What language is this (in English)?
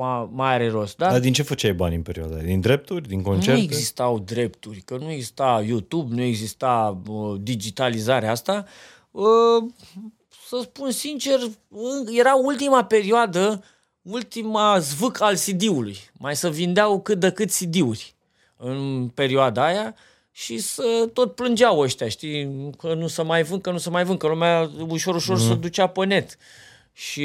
Romanian